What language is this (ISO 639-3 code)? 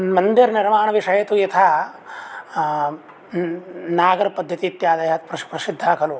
san